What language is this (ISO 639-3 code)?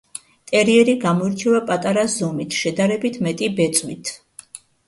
kat